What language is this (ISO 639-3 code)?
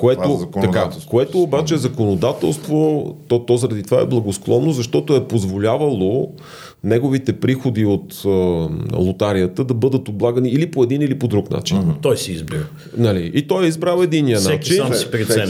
bul